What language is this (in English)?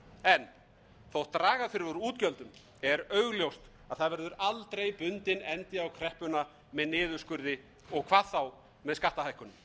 Icelandic